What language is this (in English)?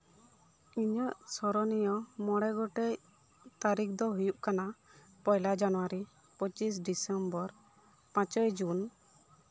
Santali